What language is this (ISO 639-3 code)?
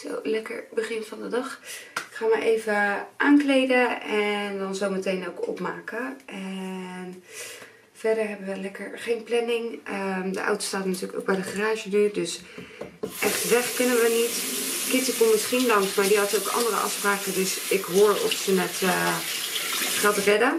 nld